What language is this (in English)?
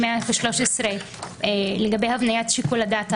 Hebrew